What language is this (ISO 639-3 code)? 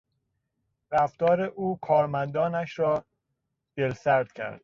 fas